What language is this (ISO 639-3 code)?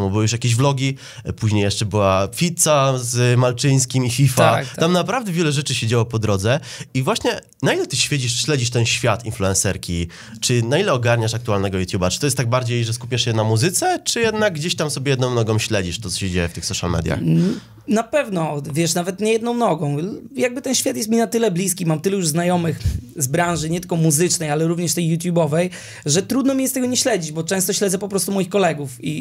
pol